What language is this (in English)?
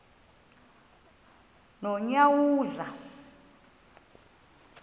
Xhosa